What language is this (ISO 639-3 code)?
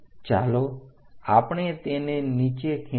guj